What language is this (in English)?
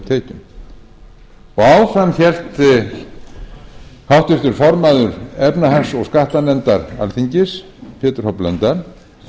Icelandic